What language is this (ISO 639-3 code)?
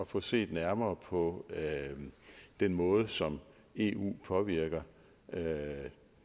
dan